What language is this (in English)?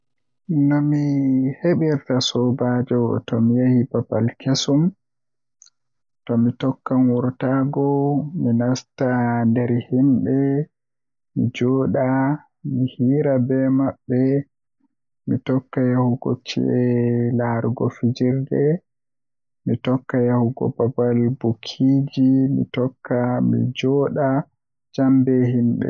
Western Niger Fulfulde